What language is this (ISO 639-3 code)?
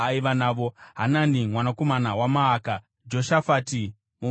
sna